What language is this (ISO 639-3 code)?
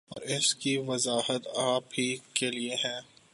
urd